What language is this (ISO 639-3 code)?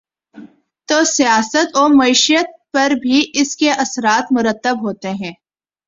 urd